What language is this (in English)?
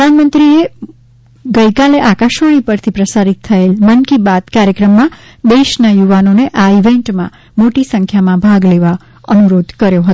Gujarati